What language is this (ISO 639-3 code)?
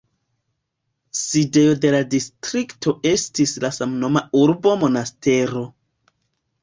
epo